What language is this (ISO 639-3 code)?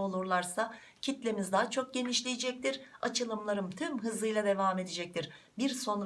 tur